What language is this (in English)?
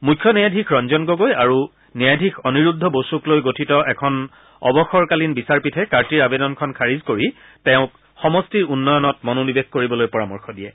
Assamese